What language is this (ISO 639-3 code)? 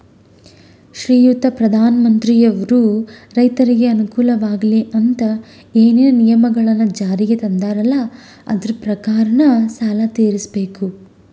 kan